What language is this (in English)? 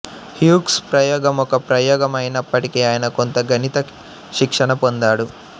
Telugu